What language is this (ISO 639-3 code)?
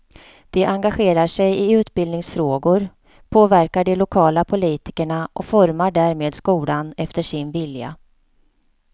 swe